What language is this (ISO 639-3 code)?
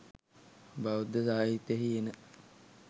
sin